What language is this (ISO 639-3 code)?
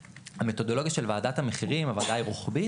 heb